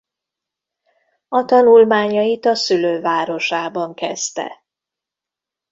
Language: Hungarian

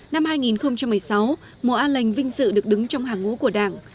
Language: Vietnamese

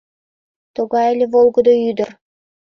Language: Mari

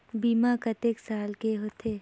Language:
Chhattisgarhi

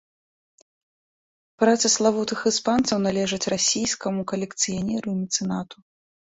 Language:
Belarusian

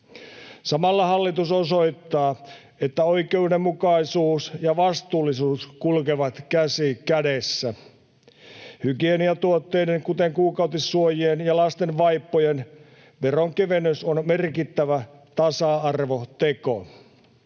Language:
Finnish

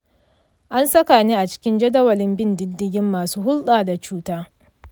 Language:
Hausa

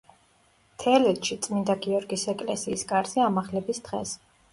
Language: Georgian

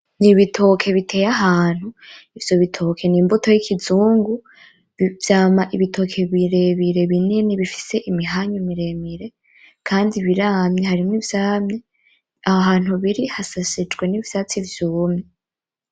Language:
Rundi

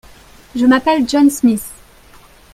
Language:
French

